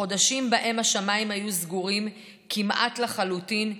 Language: Hebrew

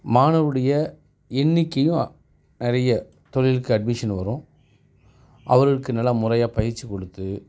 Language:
Tamil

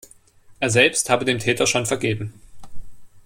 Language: German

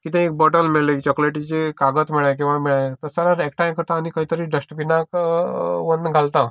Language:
Konkani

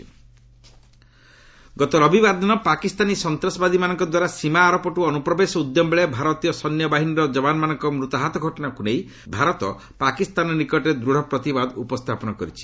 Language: Odia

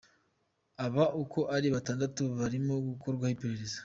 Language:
Kinyarwanda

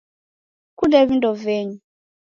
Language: Taita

